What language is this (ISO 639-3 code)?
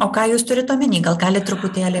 lit